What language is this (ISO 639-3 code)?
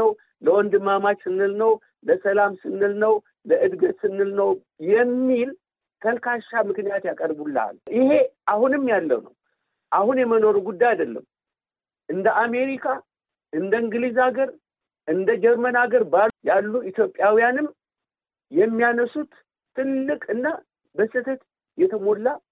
amh